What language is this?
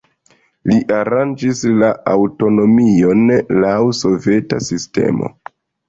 Esperanto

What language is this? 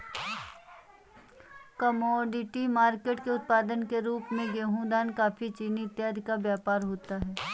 Hindi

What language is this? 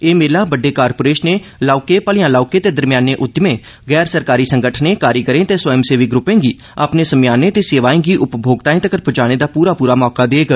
Dogri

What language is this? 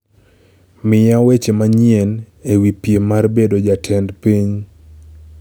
Luo (Kenya and Tanzania)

